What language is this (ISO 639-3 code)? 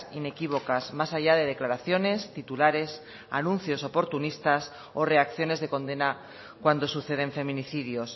spa